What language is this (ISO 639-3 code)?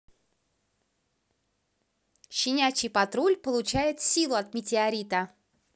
rus